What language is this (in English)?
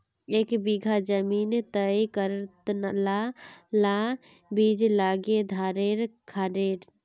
Magahi